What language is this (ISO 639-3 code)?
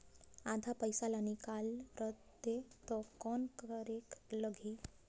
hne